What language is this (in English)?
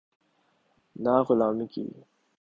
Urdu